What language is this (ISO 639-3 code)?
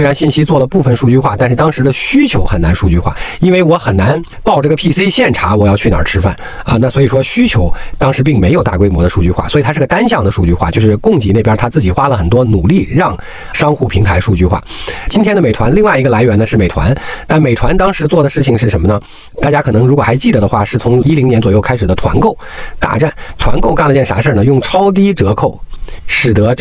zho